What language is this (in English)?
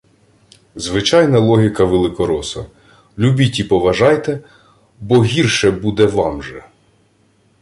Ukrainian